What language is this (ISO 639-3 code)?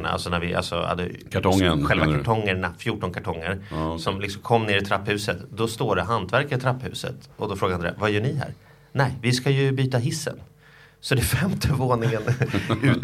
swe